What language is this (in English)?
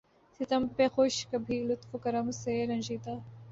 Urdu